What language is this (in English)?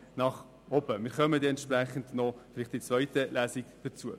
Swiss German